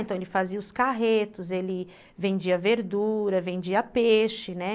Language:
Portuguese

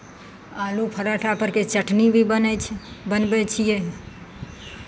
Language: Maithili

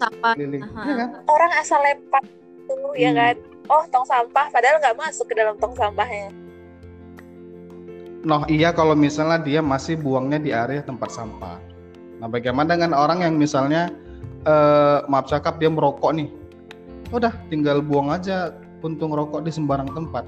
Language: Indonesian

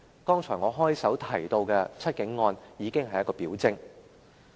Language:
Cantonese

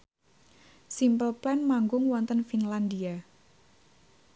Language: Javanese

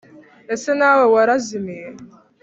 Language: Kinyarwanda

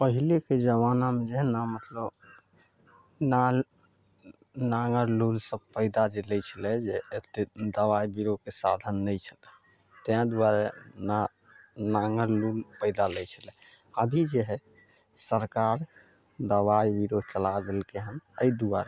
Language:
Maithili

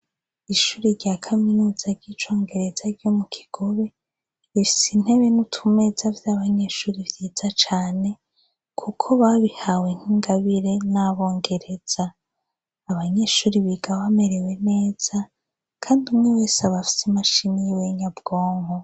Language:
Rundi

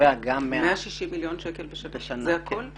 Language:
Hebrew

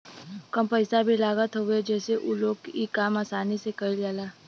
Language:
Bhojpuri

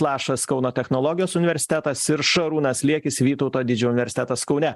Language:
Lithuanian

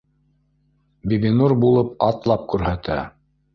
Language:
Bashkir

